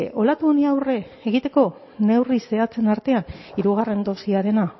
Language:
Basque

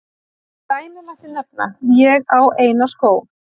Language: Icelandic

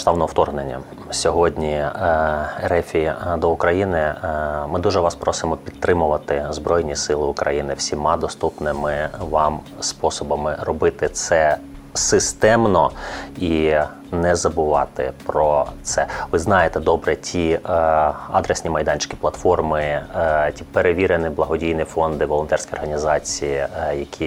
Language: Ukrainian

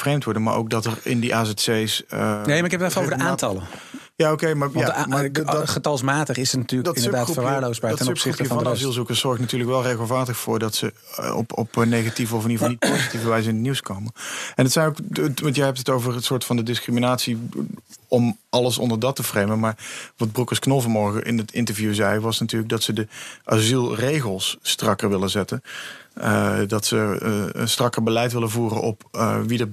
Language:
Dutch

